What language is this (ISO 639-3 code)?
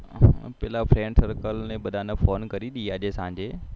guj